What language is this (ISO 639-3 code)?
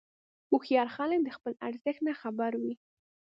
pus